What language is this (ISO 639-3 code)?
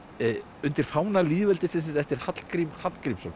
isl